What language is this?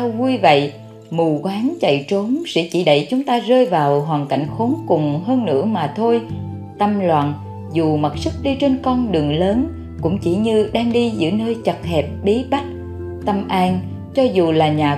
Vietnamese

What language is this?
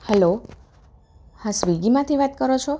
Gujarati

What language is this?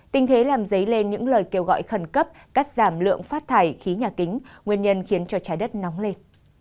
Vietnamese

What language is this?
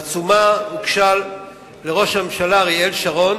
Hebrew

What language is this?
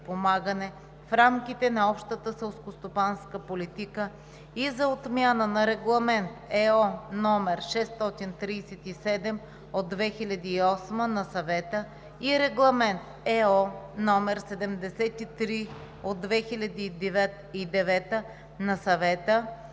Bulgarian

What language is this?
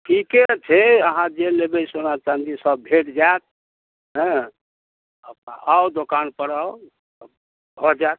Maithili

